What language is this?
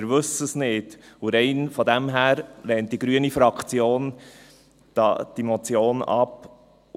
Swiss German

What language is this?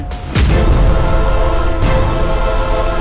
Indonesian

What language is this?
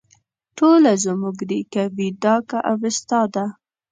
Pashto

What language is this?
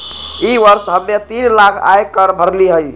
Magahi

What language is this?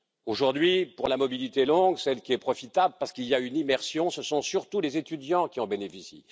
French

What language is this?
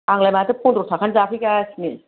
Bodo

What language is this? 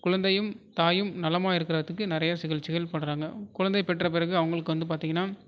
Tamil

